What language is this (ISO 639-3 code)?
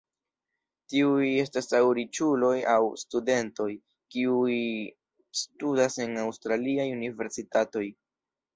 epo